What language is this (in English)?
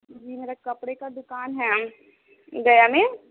Urdu